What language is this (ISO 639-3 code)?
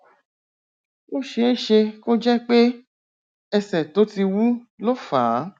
yor